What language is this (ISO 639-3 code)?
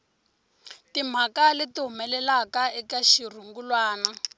tso